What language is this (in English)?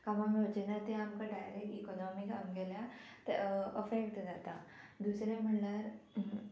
Konkani